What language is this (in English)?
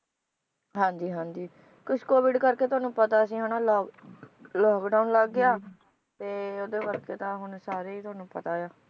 Punjabi